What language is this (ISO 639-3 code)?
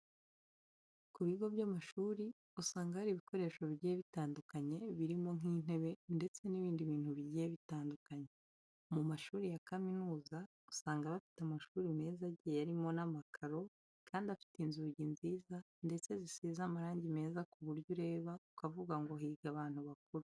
kin